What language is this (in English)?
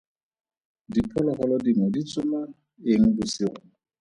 Tswana